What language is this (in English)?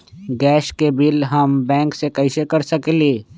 Magahi